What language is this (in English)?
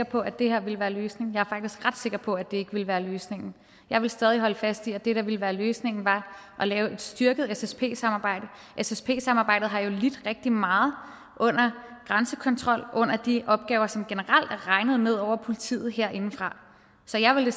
Danish